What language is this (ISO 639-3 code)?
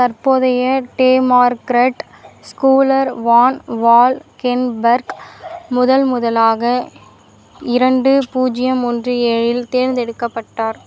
tam